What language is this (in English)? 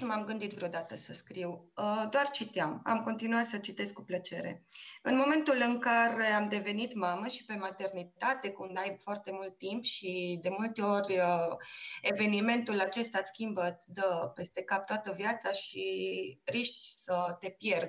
Romanian